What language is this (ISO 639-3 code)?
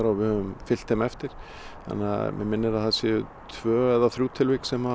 isl